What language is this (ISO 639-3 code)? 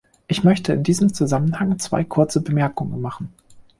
deu